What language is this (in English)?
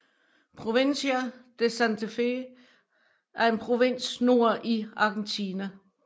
Danish